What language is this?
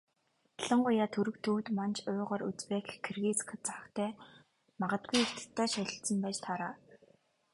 Mongolian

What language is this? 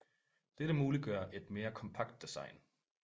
Danish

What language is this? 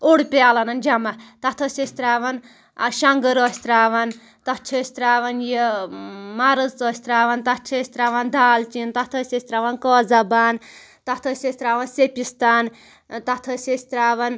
Kashmiri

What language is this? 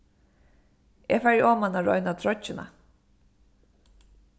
Faroese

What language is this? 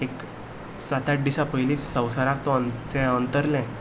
Konkani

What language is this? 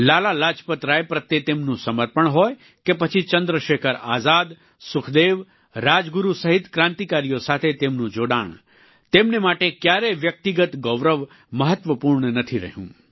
Gujarati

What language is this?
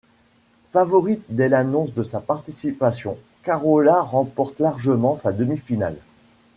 French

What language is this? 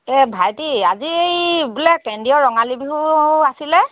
Assamese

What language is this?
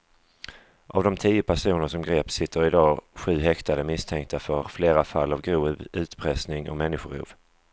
Swedish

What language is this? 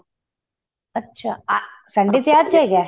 Punjabi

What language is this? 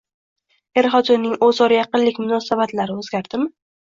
Uzbek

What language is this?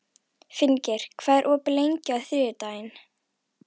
Icelandic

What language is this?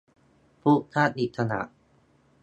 Thai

